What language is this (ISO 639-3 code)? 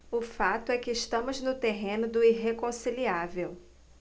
por